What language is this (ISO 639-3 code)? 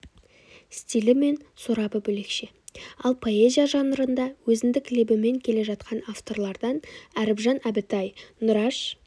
kaz